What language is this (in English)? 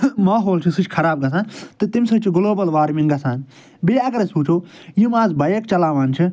Kashmiri